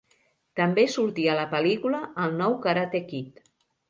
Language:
Catalan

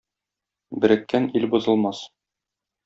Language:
Tatar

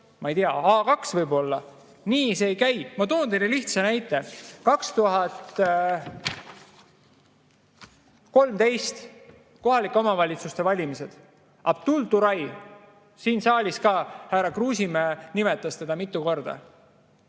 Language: Estonian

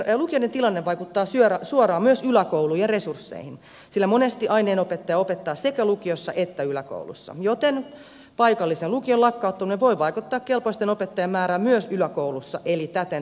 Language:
Finnish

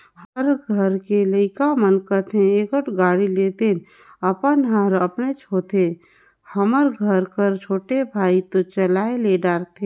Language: Chhattisgarhi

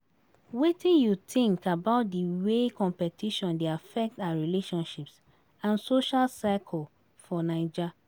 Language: Nigerian Pidgin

